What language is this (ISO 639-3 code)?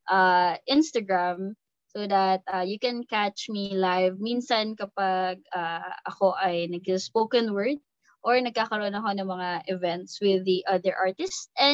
fil